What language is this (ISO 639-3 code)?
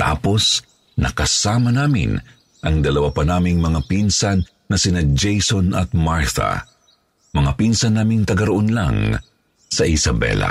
fil